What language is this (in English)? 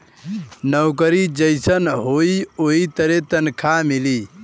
Bhojpuri